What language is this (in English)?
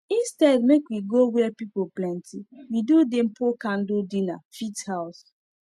Nigerian Pidgin